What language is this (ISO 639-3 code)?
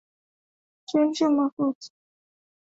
swa